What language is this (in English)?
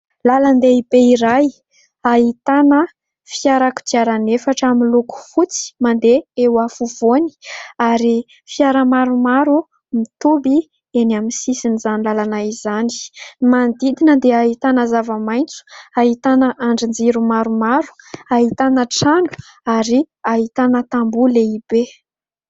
Malagasy